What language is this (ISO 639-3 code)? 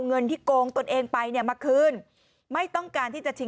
tha